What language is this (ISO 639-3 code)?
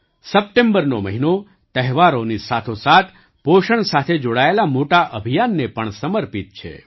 guj